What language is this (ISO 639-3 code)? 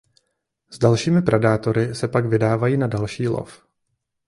ces